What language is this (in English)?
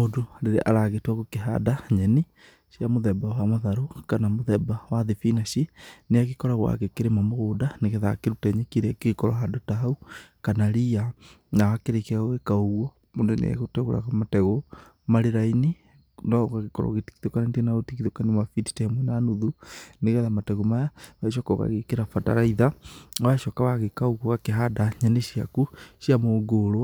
Kikuyu